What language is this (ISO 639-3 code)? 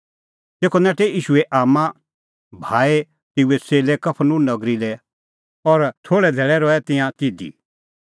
kfx